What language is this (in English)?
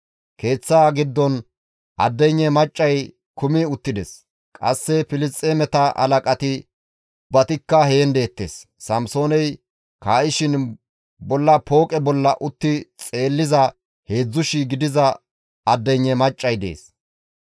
Gamo